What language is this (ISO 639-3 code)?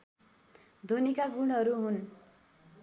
nep